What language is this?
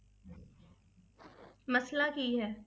Punjabi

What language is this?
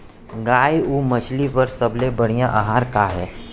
Chhattisgarhi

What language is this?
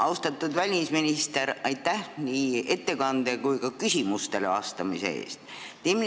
Estonian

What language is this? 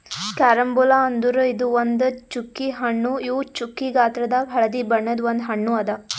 Kannada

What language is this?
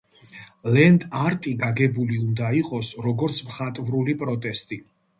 Georgian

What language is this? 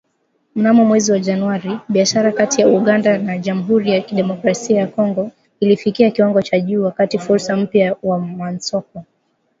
Swahili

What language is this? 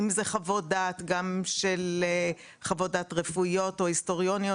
Hebrew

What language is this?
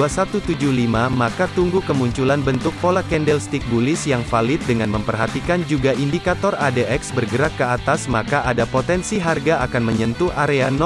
Indonesian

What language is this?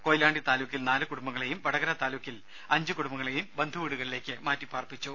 Malayalam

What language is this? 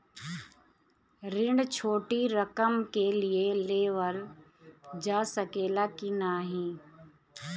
Bhojpuri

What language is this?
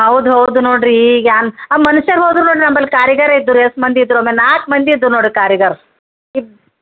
Kannada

